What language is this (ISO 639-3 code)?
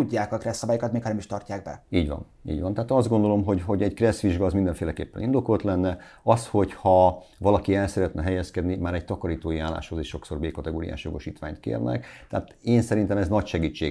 hun